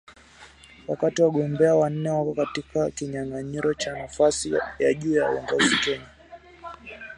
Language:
Swahili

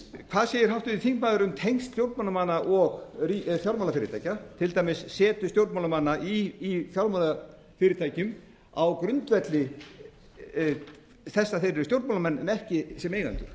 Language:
Icelandic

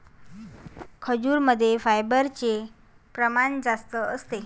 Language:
Marathi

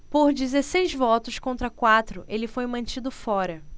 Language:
Portuguese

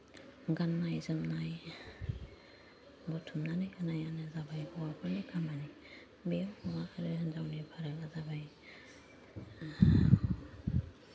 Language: Bodo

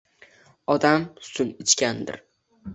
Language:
Uzbek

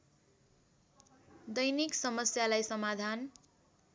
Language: Nepali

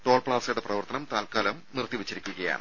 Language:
Malayalam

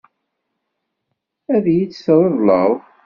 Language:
Kabyle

